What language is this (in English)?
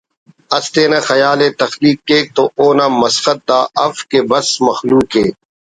Brahui